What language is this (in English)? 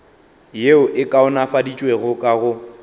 Northern Sotho